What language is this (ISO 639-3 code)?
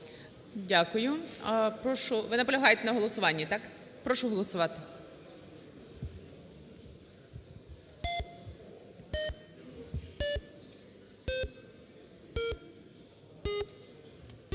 ukr